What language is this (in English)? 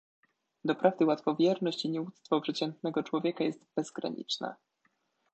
Polish